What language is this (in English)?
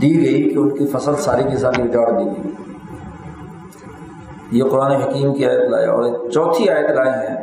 Urdu